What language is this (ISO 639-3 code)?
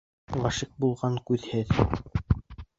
bak